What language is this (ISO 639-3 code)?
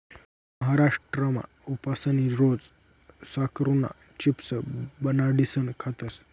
mar